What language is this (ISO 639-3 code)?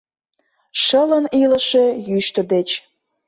chm